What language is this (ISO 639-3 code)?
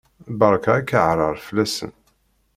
kab